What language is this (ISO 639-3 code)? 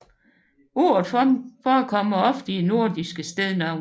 dan